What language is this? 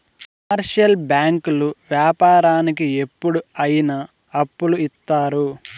Telugu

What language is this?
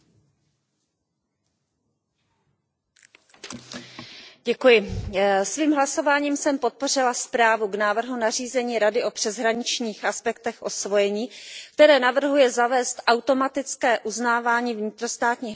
Czech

